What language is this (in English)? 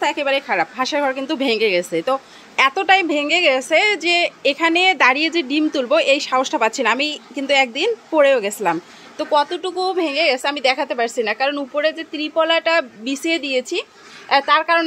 Bangla